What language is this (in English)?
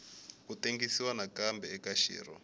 Tsonga